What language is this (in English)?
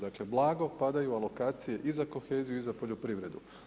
Croatian